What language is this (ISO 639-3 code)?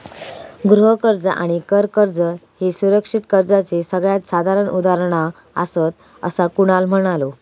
mar